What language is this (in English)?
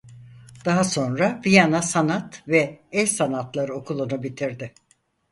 Turkish